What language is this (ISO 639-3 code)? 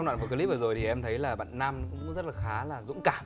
vie